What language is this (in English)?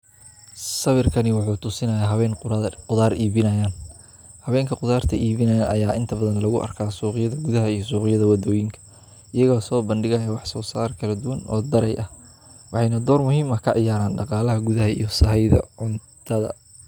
Somali